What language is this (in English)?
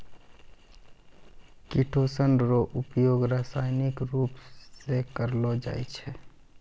Maithili